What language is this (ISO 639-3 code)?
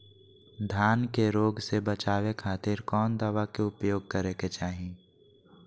mag